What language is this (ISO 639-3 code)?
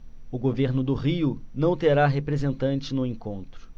por